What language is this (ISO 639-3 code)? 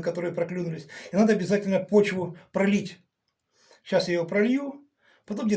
rus